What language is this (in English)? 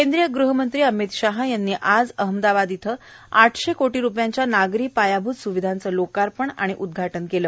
Marathi